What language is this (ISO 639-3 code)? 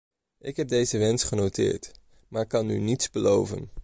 nld